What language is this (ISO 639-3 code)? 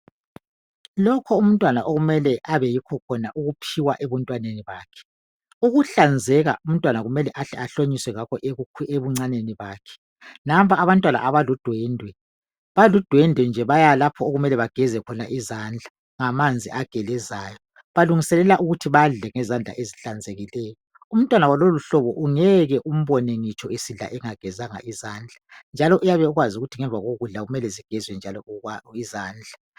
nde